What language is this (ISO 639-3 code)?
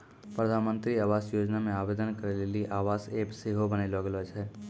mai